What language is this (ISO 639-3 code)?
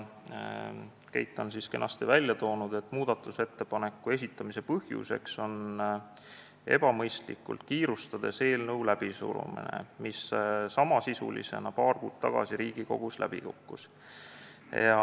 est